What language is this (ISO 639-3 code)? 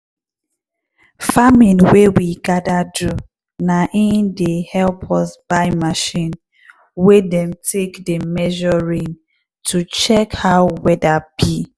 pcm